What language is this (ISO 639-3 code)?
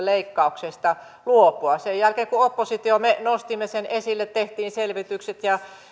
fin